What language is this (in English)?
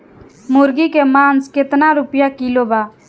Bhojpuri